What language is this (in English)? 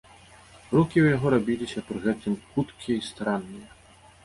Belarusian